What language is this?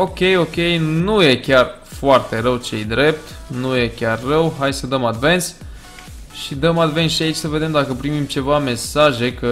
Romanian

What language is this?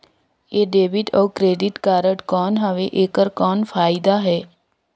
Chhattisgarhi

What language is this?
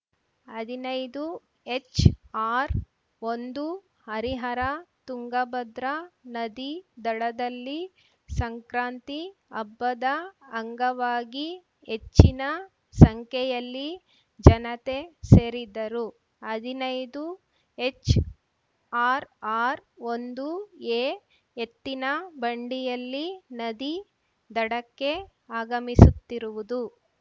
Kannada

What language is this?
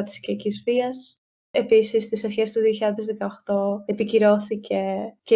Greek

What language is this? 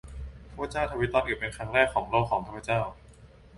Thai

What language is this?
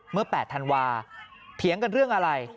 Thai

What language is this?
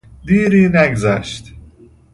Persian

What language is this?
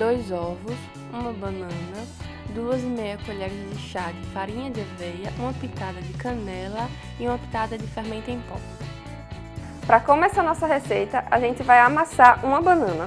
Portuguese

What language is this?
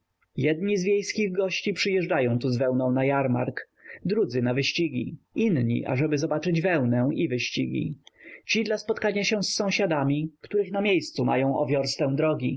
Polish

